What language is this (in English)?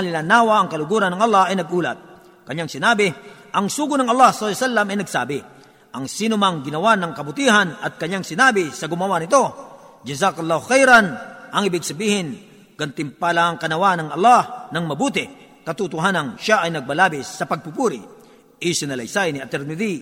Filipino